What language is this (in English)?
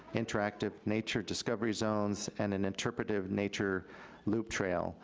English